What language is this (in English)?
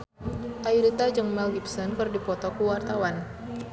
Sundanese